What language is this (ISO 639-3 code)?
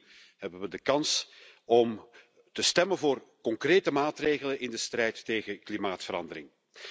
nld